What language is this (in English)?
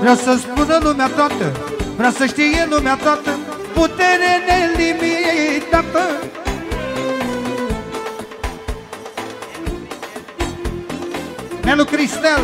Romanian